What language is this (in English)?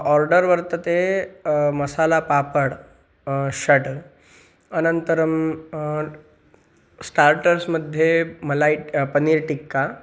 Sanskrit